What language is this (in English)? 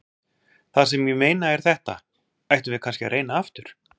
Icelandic